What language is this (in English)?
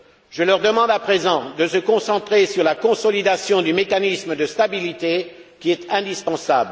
French